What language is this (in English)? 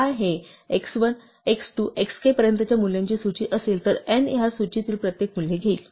Marathi